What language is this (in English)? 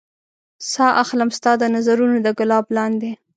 Pashto